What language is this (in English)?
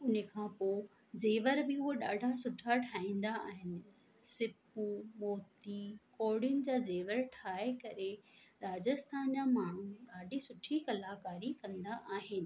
Sindhi